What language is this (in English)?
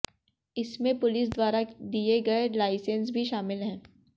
Hindi